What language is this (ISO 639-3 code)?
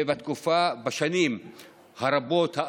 heb